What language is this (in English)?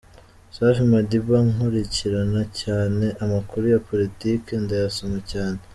Kinyarwanda